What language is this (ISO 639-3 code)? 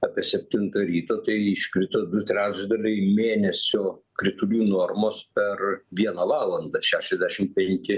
lit